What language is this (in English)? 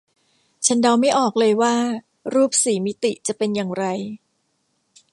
Thai